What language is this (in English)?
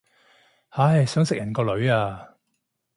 Cantonese